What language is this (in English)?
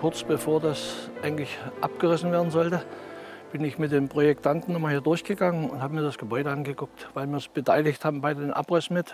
German